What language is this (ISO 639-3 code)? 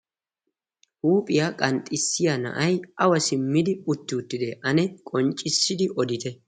wal